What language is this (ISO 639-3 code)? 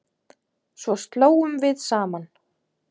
isl